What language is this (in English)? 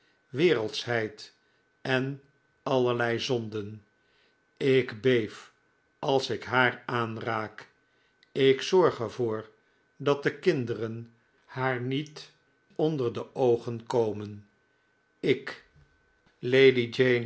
Dutch